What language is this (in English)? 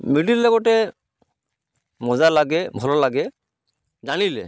Odia